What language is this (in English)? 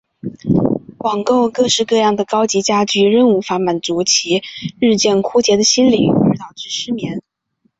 Chinese